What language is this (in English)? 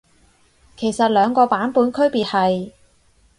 Cantonese